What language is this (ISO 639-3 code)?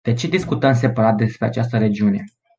ron